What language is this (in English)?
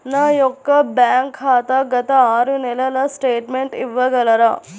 Telugu